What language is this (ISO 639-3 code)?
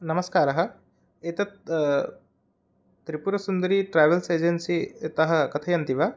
san